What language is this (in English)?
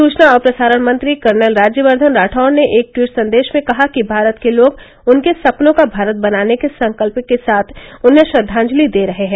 Hindi